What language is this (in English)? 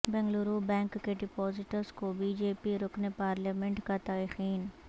Urdu